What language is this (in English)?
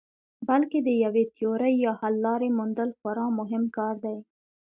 Pashto